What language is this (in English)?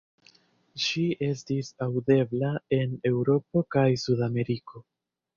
Esperanto